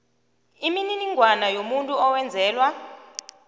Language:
South Ndebele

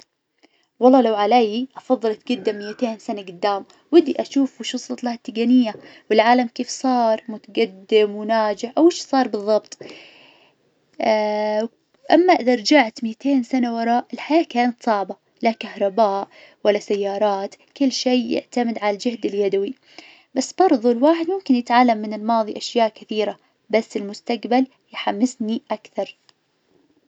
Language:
Najdi Arabic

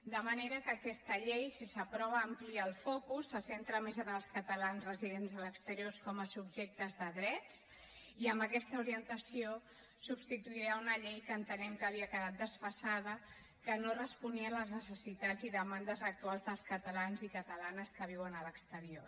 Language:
Catalan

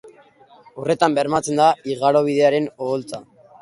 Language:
Basque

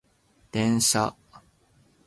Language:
Japanese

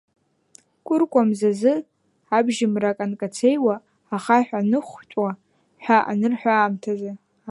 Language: Abkhazian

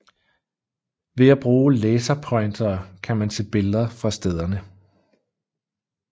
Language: Danish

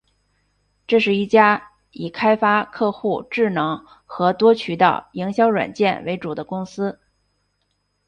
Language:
Chinese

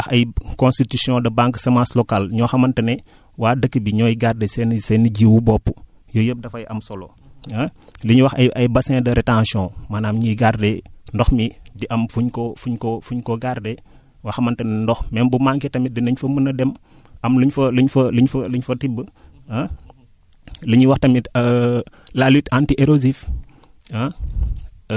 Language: Wolof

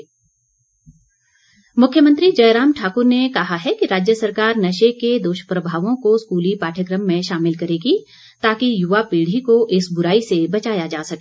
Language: Hindi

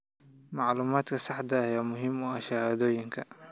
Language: Somali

